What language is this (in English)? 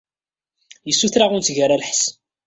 Kabyle